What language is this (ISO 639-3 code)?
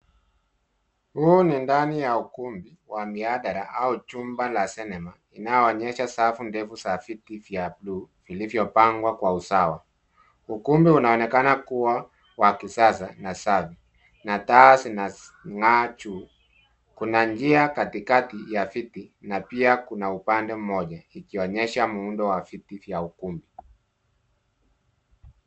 swa